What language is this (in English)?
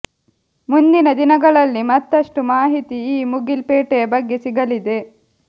Kannada